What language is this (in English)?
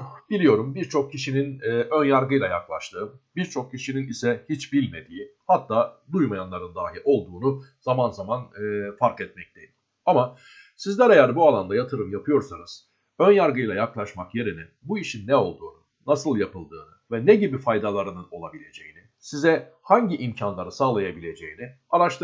Turkish